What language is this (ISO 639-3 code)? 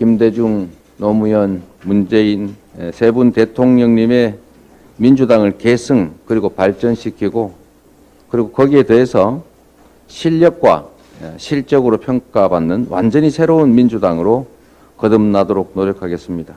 kor